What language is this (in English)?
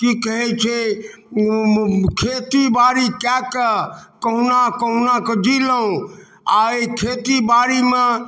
Maithili